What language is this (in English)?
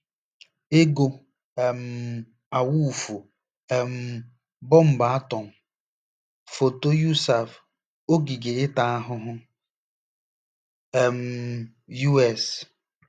Igbo